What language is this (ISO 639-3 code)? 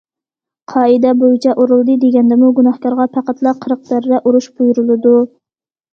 uig